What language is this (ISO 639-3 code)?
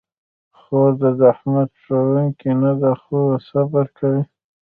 pus